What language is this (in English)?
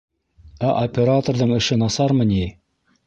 Bashkir